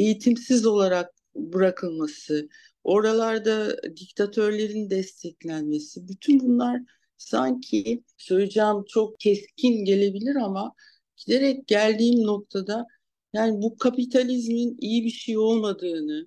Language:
Turkish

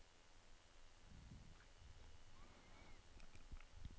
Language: Norwegian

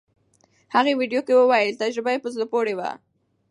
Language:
Pashto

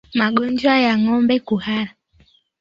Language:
Swahili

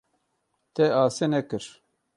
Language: Kurdish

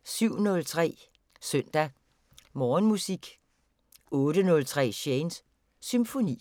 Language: Danish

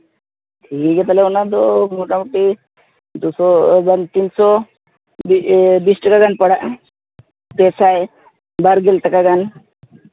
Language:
Santali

